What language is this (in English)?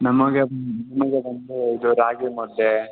Kannada